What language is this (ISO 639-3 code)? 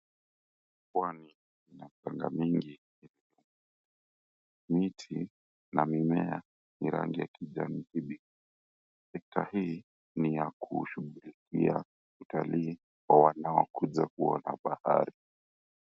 swa